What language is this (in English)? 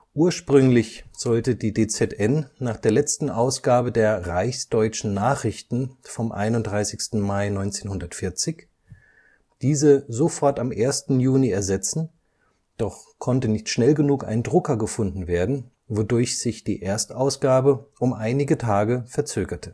German